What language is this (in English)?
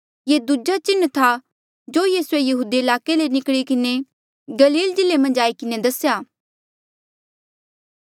Mandeali